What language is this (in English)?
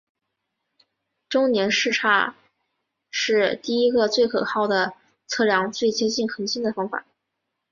Chinese